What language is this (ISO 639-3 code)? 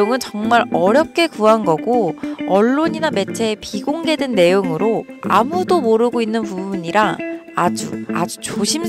kor